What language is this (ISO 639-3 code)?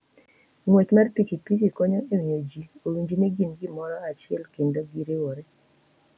luo